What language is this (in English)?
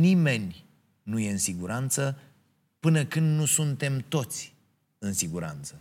Romanian